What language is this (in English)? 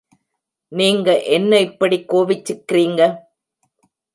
Tamil